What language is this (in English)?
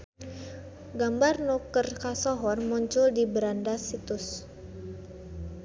Sundanese